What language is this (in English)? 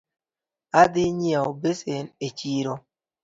Luo (Kenya and Tanzania)